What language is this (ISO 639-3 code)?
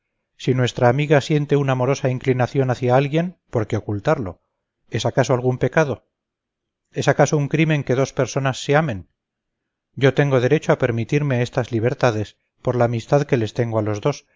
spa